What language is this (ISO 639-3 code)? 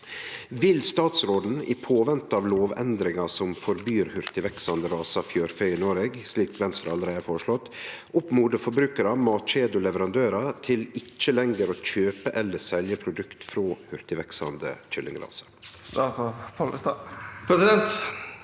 nor